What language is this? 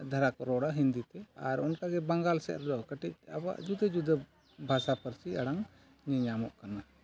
Santali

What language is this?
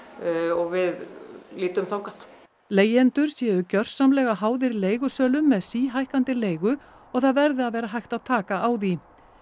Icelandic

